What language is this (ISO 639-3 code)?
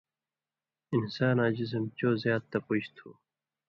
mvy